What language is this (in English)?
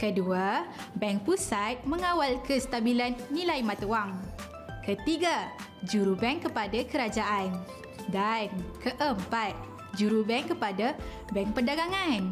Malay